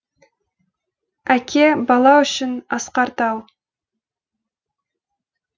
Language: Kazakh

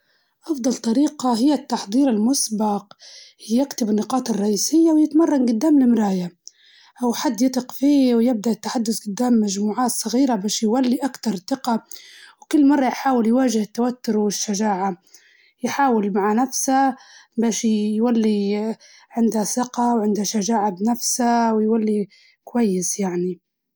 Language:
Libyan Arabic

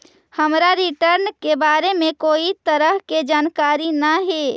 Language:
Magahi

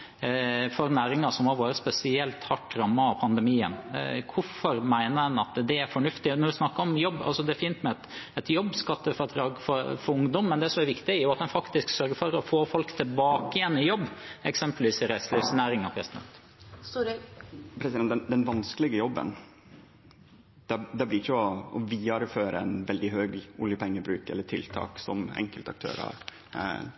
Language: Norwegian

